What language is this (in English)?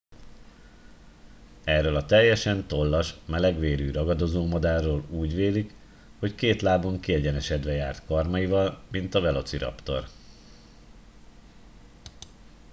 Hungarian